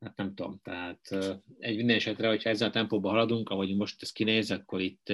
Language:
Hungarian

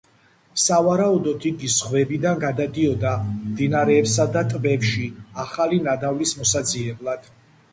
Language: Georgian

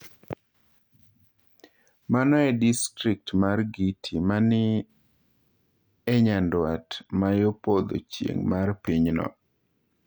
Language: Luo (Kenya and Tanzania)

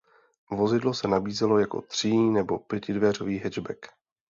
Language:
Czech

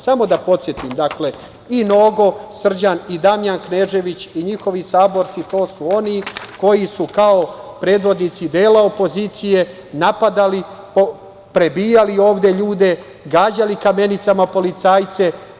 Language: Serbian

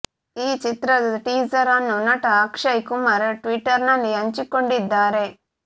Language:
Kannada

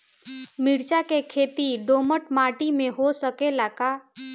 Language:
Bhojpuri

